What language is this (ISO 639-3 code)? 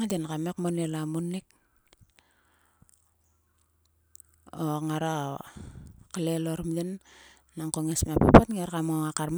sua